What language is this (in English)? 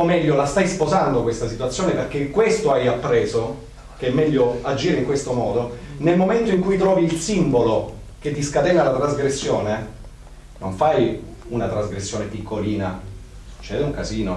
Italian